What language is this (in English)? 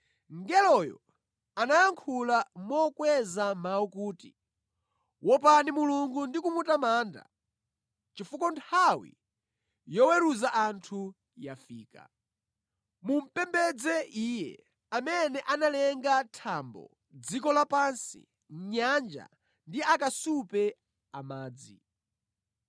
Nyanja